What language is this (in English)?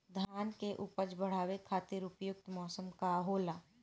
Bhojpuri